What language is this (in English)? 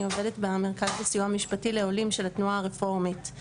Hebrew